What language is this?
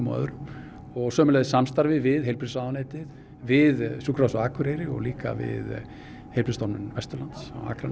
Icelandic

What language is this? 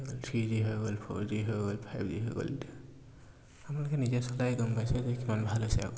Assamese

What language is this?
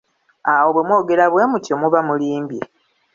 Ganda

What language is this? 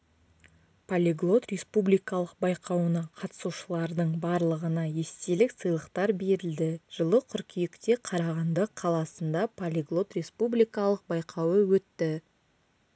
Kazakh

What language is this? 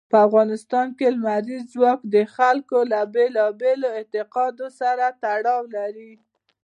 Pashto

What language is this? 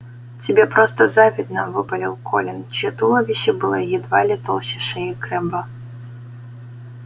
Russian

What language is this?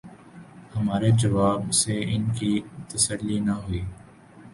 Urdu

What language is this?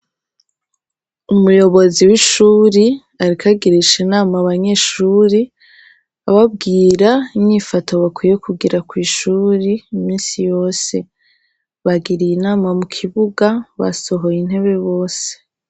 Rundi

